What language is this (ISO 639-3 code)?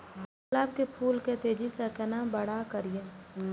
mai